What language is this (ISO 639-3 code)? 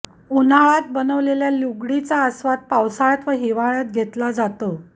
mar